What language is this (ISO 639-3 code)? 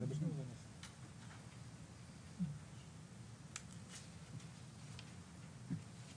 heb